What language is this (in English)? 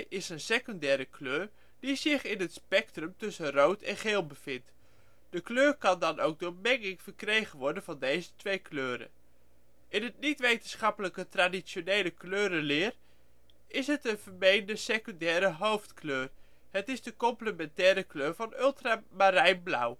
Dutch